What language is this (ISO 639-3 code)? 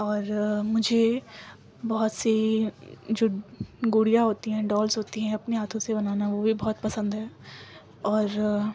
urd